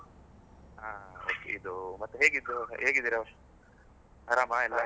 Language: Kannada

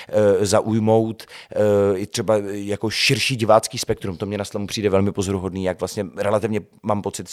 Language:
Czech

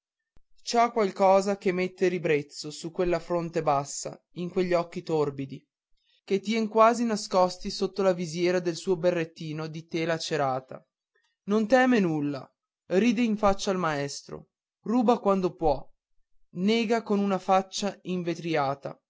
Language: Italian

